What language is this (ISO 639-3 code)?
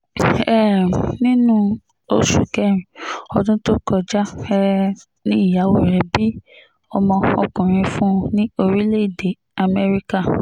yor